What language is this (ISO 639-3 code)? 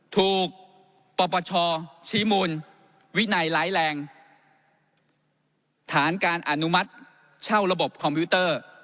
tha